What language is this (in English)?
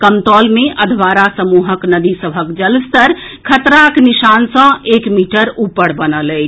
Maithili